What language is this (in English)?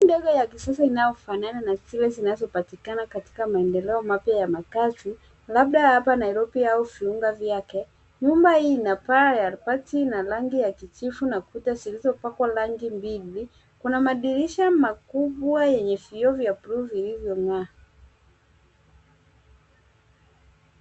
Swahili